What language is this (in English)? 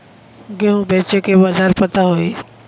Bhojpuri